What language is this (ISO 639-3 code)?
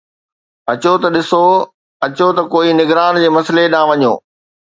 snd